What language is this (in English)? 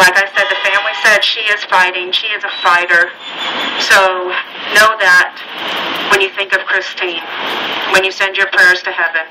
English